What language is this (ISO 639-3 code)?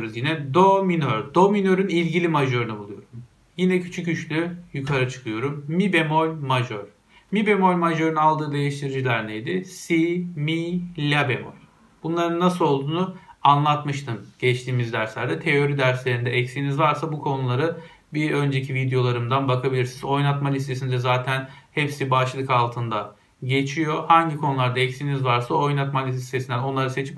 tur